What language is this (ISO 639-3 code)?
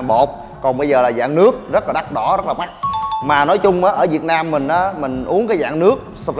vie